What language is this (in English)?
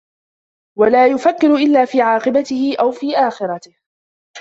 Arabic